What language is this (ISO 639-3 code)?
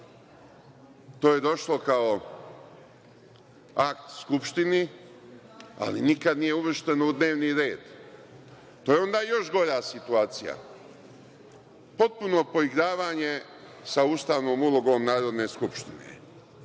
srp